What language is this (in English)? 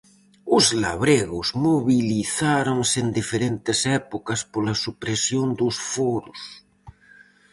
Galician